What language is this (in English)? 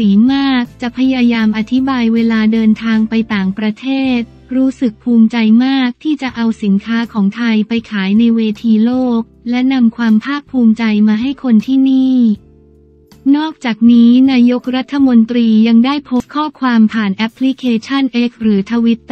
Thai